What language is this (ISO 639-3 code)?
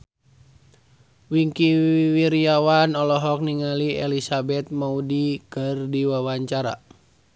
sun